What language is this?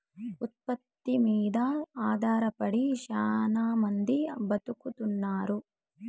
Telugu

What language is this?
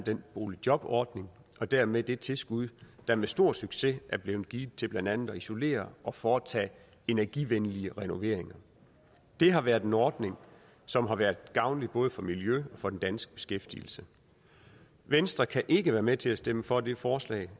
Danish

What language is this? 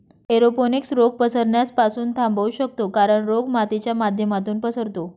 Marathi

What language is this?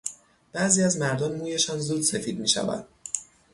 Persian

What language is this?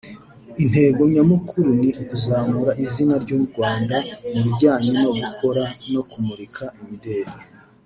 Kinyarwanda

